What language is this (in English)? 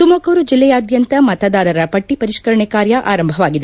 Kannada